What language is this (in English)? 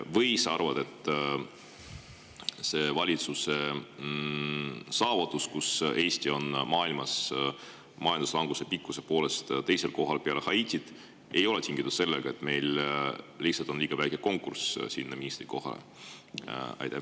Estonian